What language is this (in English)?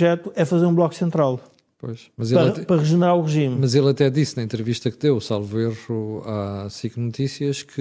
Portuguese